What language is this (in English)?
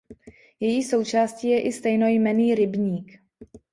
Czech